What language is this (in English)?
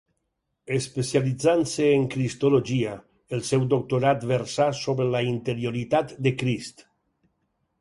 Catalan